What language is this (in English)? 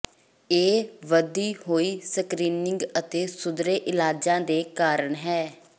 Punjabi